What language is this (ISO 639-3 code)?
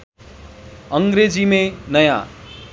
nep